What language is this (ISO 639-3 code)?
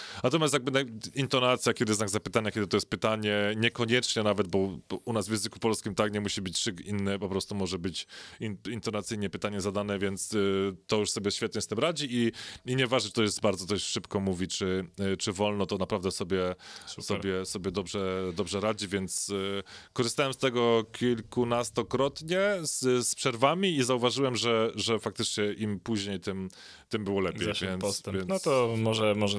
pol